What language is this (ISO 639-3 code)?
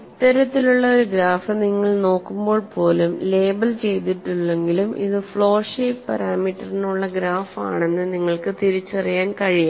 mal